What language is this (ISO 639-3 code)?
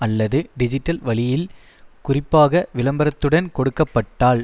tam